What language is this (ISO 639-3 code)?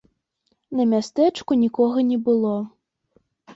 bel